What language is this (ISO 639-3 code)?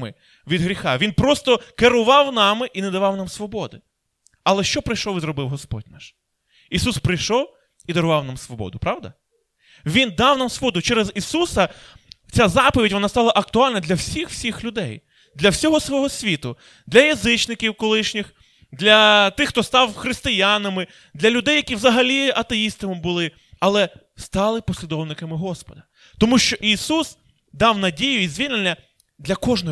ukr